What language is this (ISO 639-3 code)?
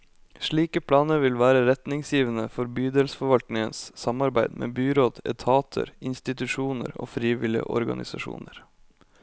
nor